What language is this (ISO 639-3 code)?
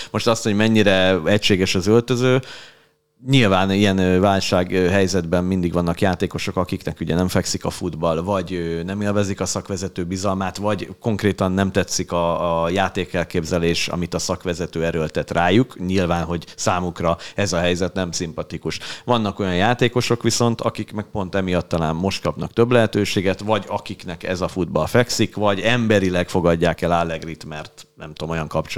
hun